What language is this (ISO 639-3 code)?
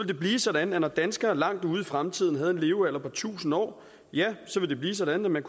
dan